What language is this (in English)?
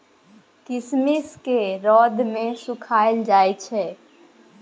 Maithili